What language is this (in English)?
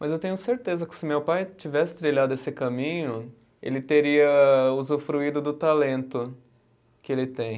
Portuguese